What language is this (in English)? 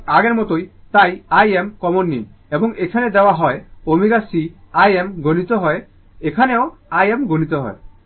Bangla